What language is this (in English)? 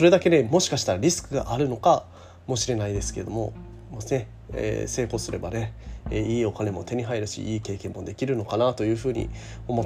Japanese